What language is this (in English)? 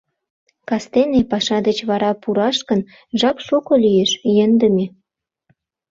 Mari